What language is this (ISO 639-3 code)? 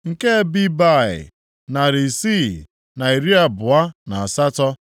ibo